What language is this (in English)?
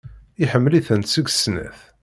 Kabyle